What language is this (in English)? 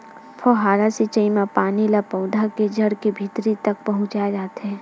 Chhattisgarhi